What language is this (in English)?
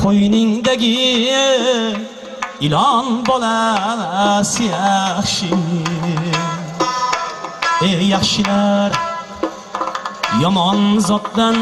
Arabic